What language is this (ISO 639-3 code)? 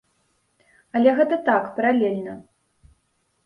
bel